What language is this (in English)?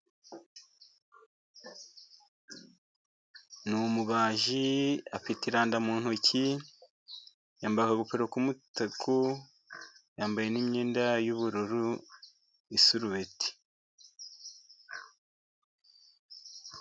Kinyarwanda